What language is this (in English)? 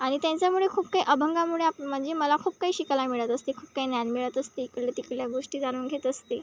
Marathi